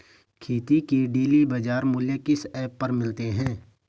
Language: Hindi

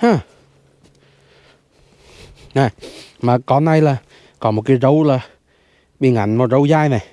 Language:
Vietnamese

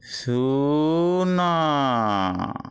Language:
Odia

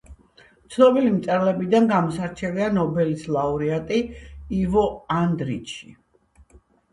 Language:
Georgian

